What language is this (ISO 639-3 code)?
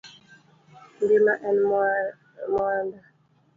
luo